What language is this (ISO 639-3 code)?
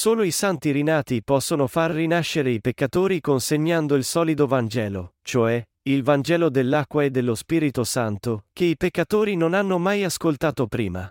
ita